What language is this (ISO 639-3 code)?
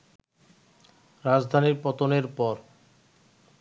ben